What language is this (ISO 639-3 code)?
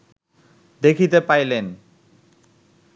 ben